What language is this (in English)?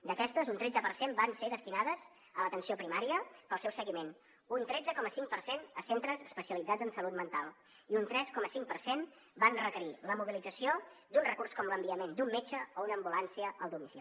Catalan